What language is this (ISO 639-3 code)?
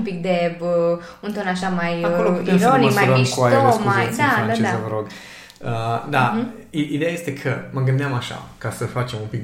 ron